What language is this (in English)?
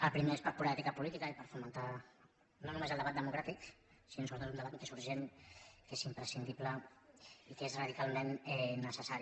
Catalan